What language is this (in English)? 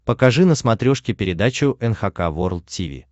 Russian